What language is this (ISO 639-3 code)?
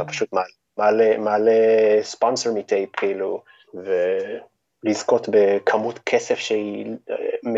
heb